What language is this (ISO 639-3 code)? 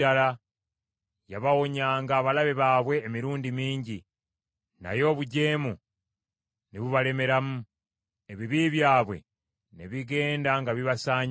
lug